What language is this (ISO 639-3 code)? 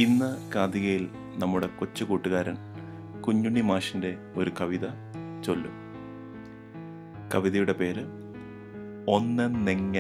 mal